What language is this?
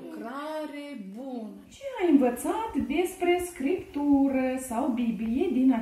Romanian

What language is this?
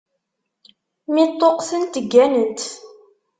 Kabyle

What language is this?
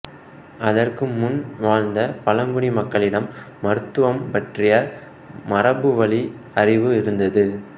Tamil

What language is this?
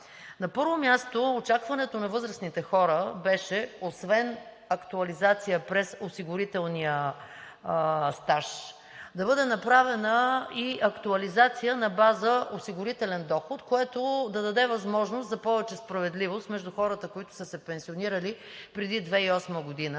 Bulgarian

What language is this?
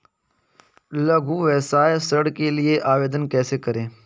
Hindi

